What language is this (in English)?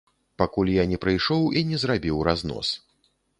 Belarusian